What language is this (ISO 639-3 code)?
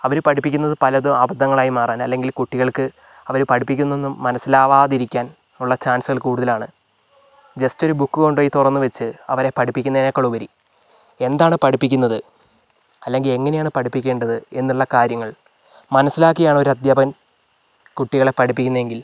mal